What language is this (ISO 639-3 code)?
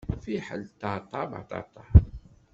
kab